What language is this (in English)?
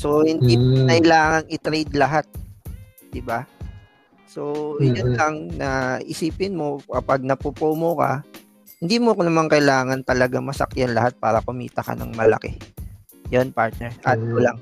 Filipino